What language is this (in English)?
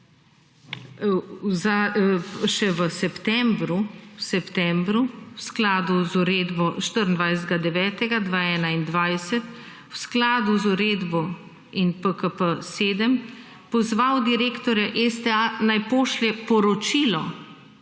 Slovenian